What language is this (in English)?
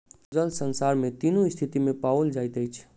Maithili